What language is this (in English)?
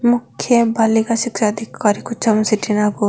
Marwari